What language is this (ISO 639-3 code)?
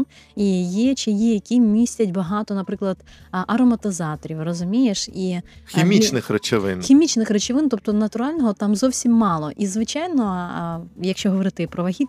ukr